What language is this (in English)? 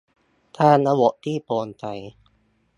Thai